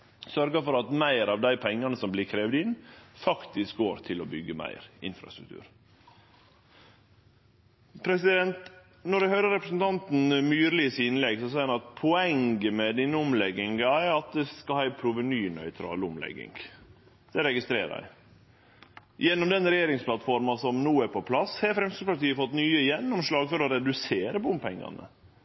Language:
Norwegian Nynorsk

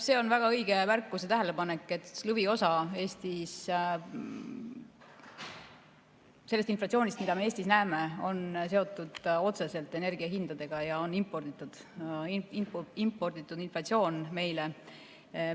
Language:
Estonian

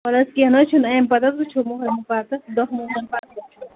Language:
Kashmiri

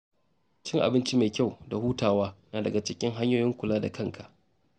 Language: Hausa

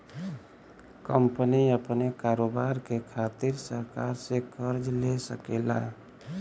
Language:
Bhojpuri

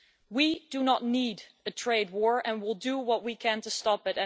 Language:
English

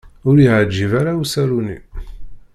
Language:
Kabyle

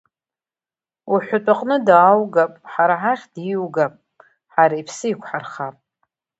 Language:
Abkhazian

